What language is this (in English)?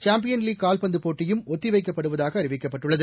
Tamil